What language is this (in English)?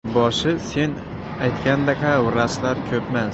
Uzbek